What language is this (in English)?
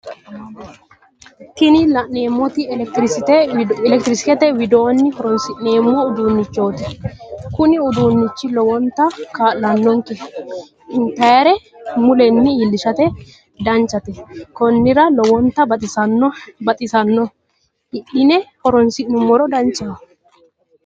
Sidamo